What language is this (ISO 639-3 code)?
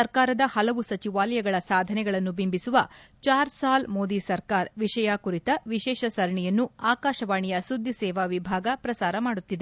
kan